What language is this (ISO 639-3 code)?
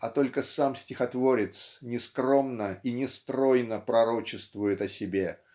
rus